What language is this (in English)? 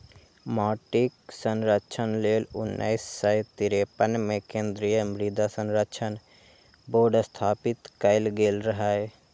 Maithili